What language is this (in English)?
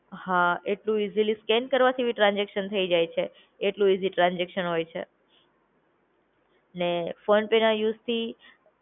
Gujarati